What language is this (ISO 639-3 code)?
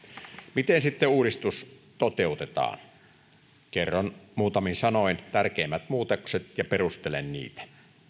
fin